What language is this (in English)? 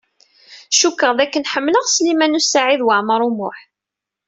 Kabyle